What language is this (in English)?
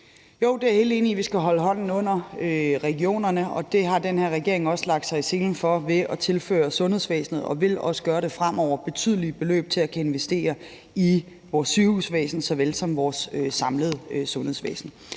Danish